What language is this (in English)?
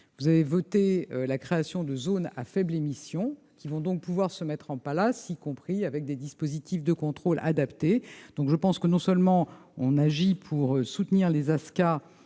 French